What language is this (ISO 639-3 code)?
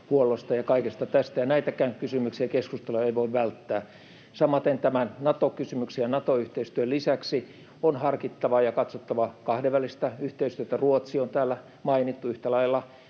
fin